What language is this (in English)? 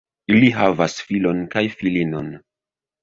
Esperanto